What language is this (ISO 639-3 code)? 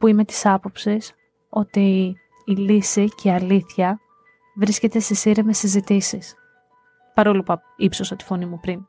ell